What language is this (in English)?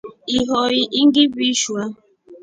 Rombo